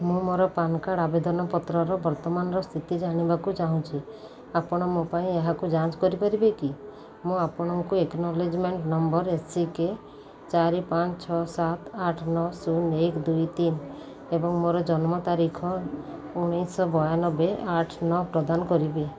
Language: Odia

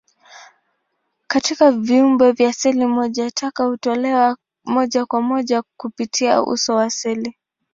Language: Swahili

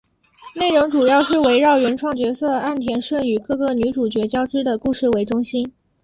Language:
Chinese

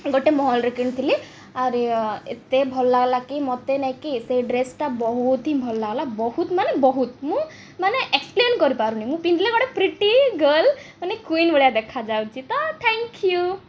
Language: Odia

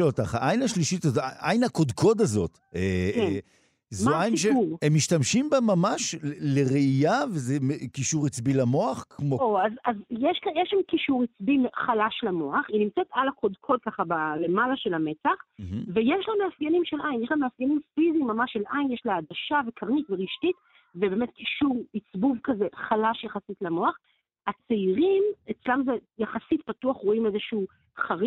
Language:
Hebrew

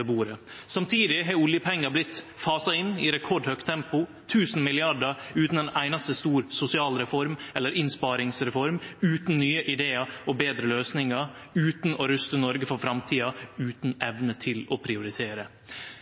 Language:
Norwegian Nynorsk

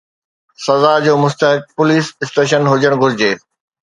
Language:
Sindhi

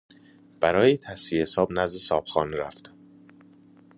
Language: Persian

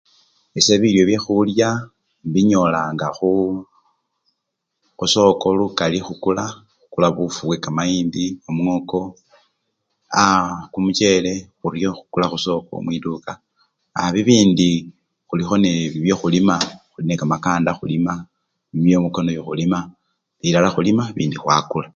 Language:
Luyia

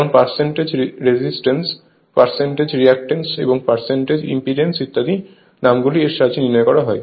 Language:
Bangla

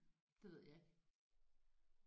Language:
Danish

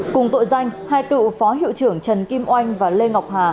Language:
Vietnamese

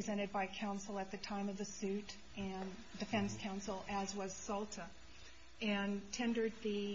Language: English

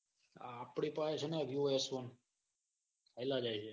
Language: Gujarati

